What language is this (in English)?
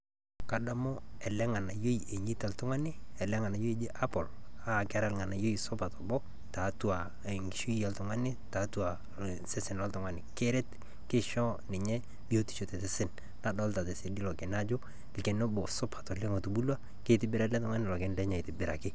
Masai